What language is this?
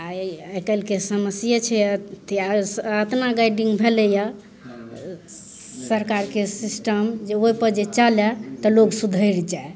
Maithili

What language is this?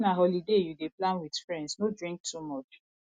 Nigerian Pidgin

